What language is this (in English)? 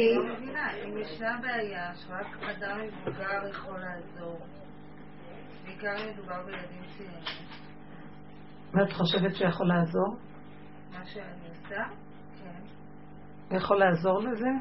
Hebrew